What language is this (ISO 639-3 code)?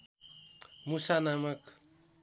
nep